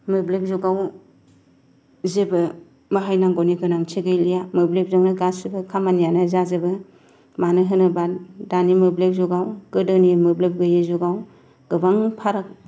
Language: Bodo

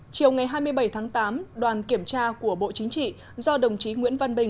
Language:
Vietnamese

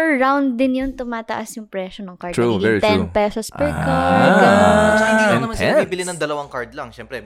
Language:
Filipino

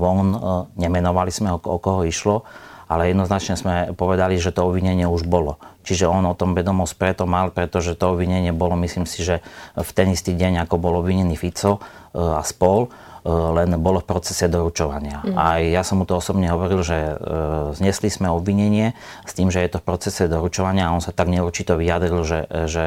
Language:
Slovak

